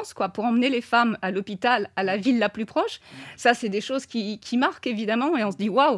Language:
French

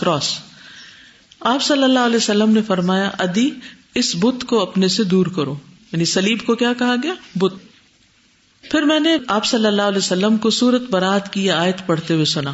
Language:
Urdu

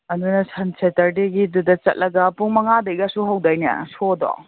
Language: Manipuri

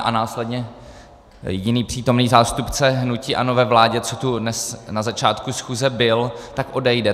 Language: Czech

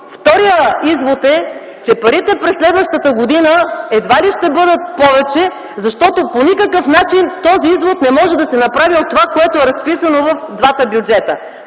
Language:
Bulgarian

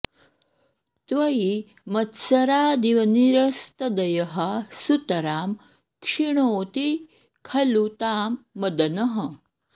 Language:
Sanskrit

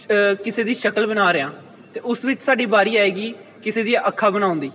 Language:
Punjabi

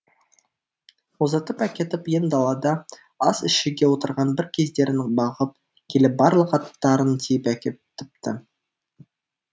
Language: Kazakh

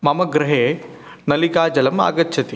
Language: Sanskrit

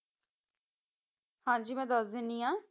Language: Punjabi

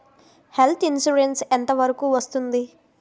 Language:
Telugu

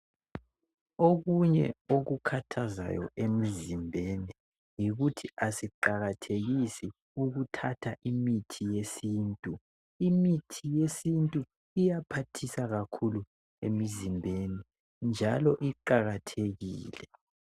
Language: North Ndebele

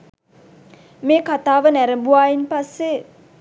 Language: Sinhala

